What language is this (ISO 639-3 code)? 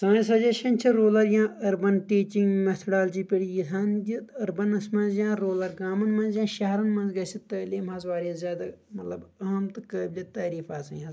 kas